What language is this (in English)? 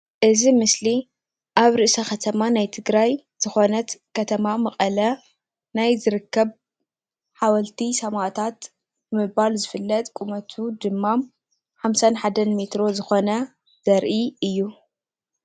Tigrinya